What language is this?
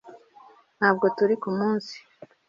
Kinyarwanda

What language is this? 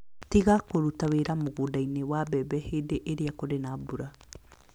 Kikuyu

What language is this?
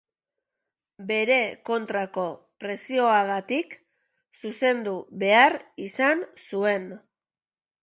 Basque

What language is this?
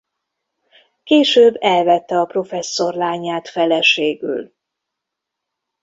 Hungarian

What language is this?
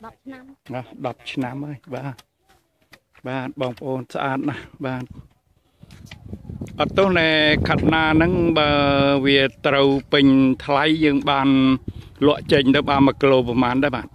Thai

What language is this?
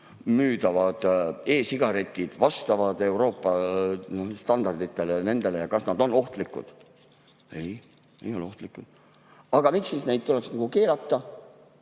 Estonian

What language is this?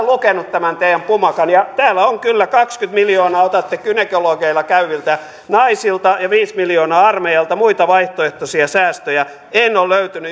Finnish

